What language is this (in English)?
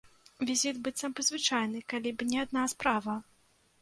Belarusian